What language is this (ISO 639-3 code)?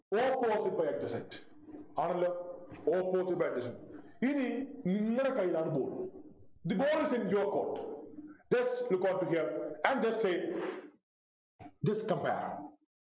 mal